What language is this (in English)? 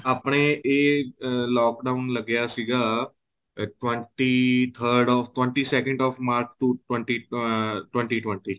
Punjabi